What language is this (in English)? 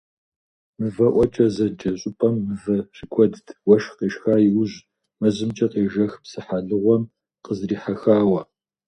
Kabardian